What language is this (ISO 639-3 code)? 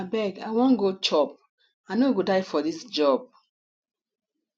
pcm